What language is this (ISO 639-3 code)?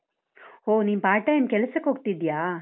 kan